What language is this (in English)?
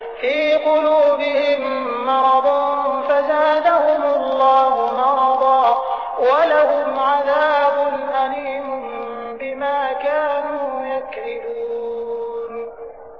Arabic